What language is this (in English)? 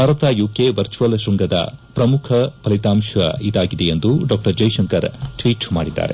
Kannada